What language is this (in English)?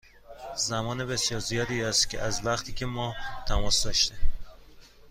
Persian